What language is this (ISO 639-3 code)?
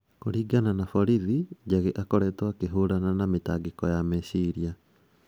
kik